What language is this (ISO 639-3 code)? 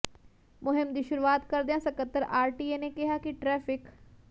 pan